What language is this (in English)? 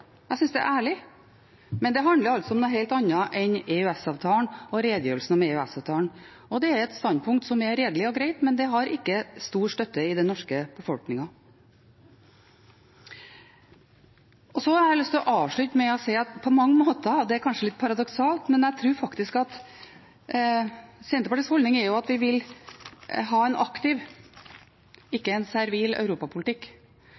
Norwegian Bokmål